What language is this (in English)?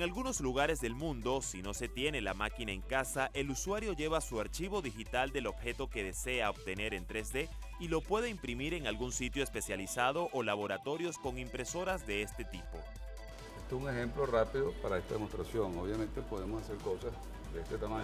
Spanish